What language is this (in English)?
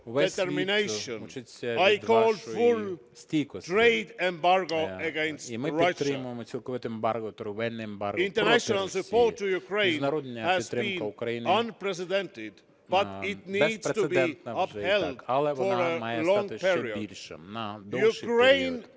Ukrainian